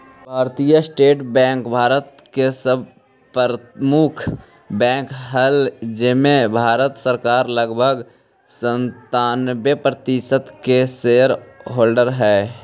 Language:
Magahi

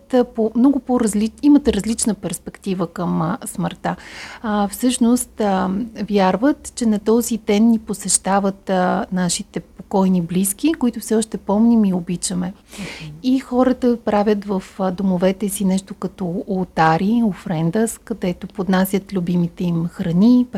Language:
Bulgarian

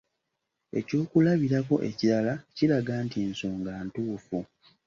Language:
Ganda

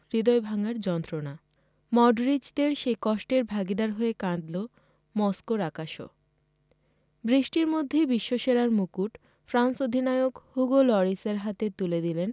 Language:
Bangla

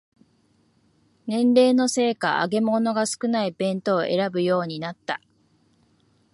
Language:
Japanese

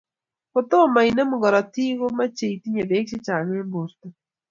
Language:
Kalenjin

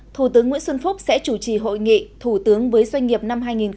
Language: Vietnamese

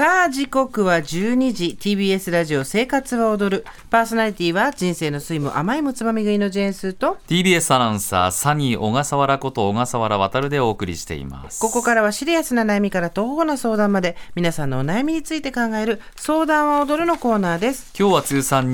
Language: Japanese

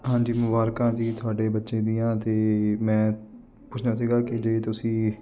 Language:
Punjabi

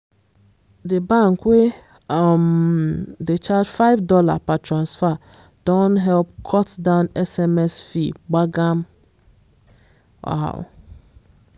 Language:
Nigerian Pidgin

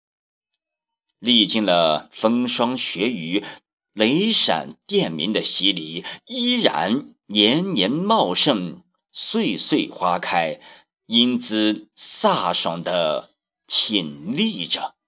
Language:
Chinese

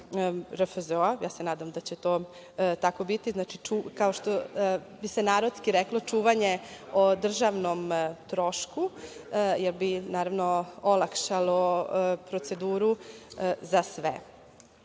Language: Serbian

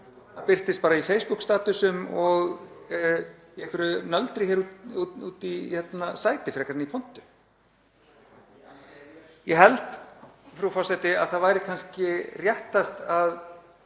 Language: Icelandic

